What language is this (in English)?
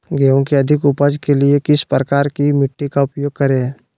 Magahi